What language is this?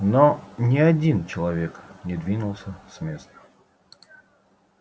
Russian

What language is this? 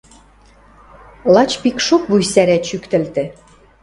Western Mari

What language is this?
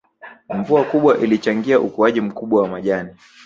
Swahili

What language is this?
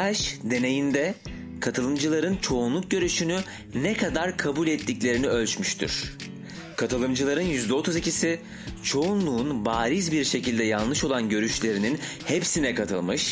Turkish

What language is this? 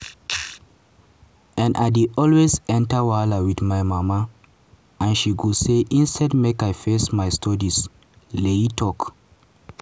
Nigerian Pidgin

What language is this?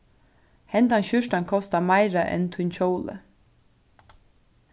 Faroese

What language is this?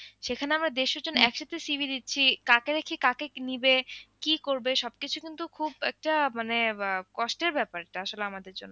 Bangla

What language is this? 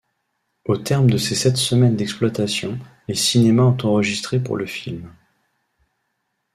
French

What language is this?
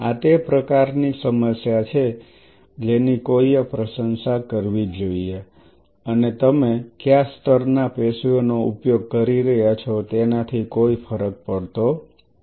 Gujarati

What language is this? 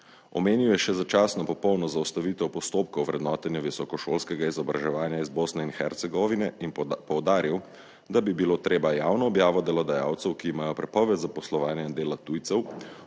Slovenian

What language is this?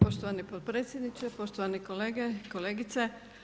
Croatian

